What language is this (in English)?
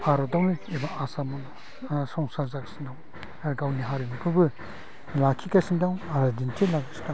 Bodo